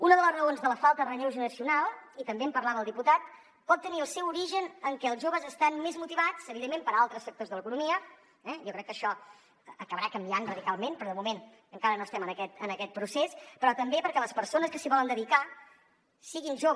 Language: Catalan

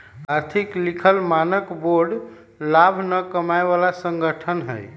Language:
Magahi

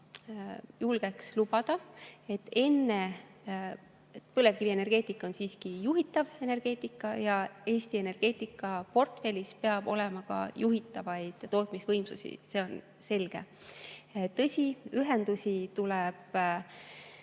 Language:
Estonian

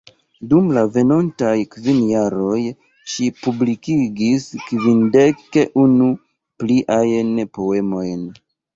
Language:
Esperanto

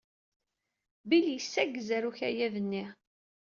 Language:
Kabyle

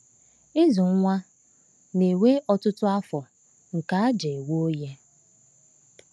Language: Igbo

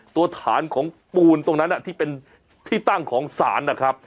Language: Thai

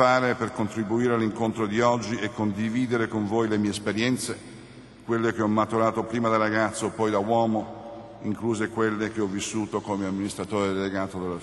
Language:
Italian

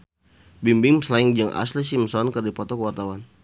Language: Sundanese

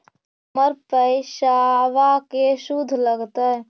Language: Magahi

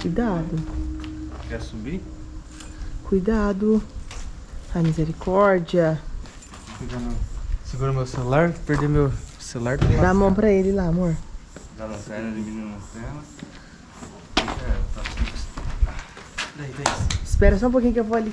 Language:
Portuguese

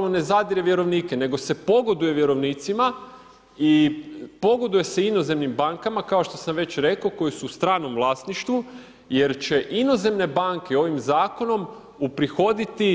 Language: Croatian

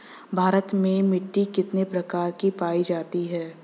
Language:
Bhojpuri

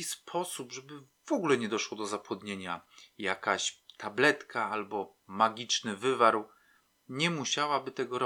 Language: Polish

